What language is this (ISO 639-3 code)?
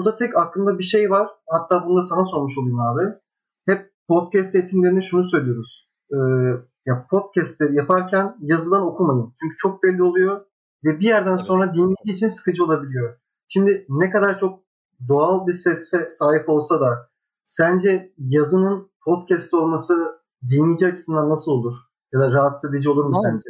tur